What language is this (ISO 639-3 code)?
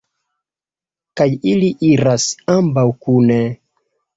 epo